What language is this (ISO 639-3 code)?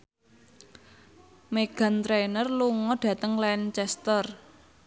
jav